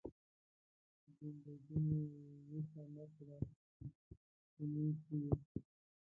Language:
Pashto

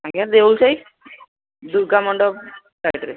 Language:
Odia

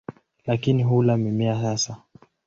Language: Swahili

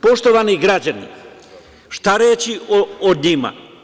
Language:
Serbian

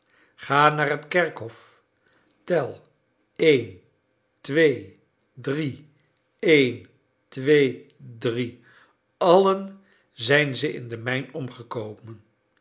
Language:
Dutch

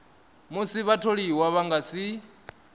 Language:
Venda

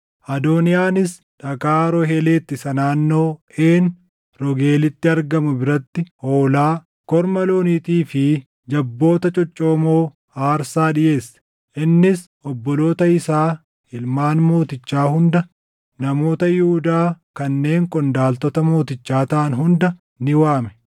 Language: Oromo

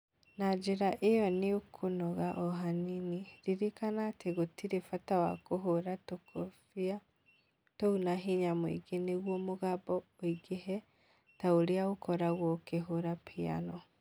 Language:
Kikuyu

